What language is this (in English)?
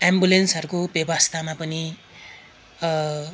Nepali